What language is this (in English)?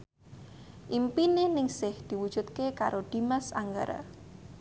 Javanese